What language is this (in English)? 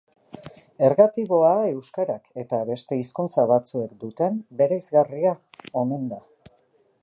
Basque